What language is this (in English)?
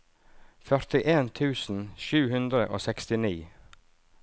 Norwegian